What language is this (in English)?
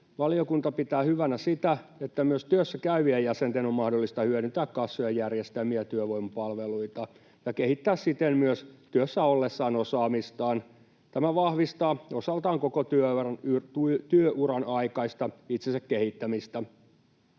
Finnish